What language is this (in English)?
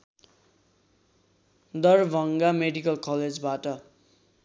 Nepali